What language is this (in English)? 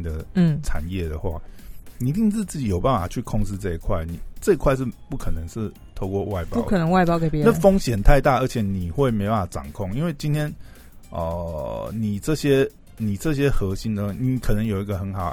Chinese